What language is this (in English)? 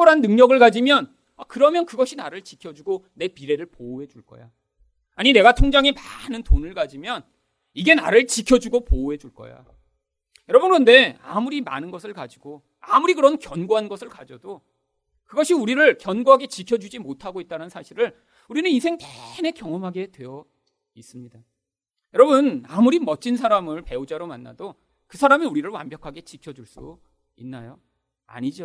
Korean